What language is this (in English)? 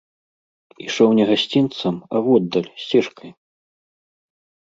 Belarusian